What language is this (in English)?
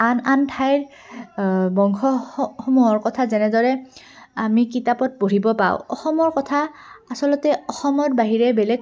Assamese